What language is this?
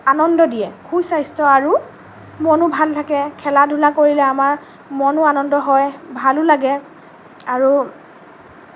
Assamese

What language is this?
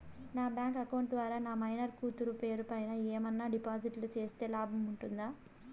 Telugu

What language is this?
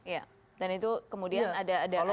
Indonesian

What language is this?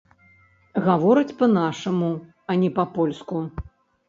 Belarusian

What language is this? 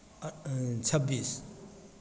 Maithili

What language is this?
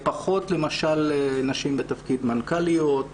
Hebrew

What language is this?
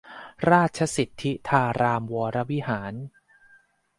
Thai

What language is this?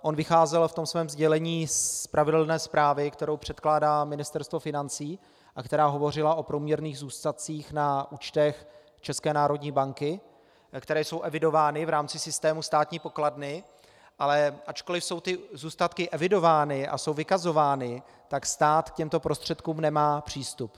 Czech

